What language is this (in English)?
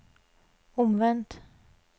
Norwegian